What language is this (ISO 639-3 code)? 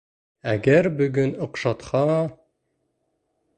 bak